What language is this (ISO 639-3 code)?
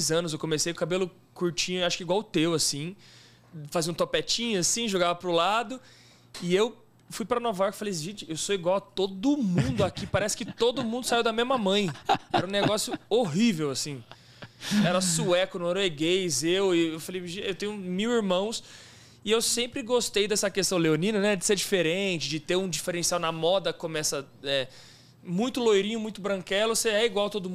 por